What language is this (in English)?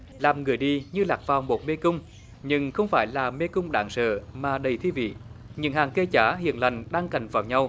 Vietnamese